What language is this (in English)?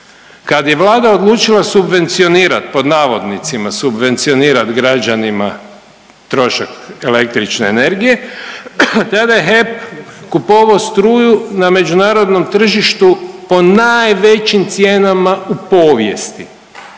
Croatian